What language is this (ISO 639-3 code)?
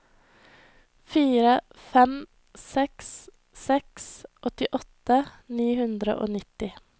nor